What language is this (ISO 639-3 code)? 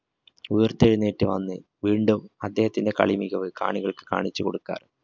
mal